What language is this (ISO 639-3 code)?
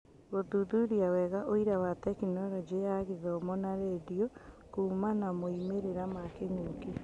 kik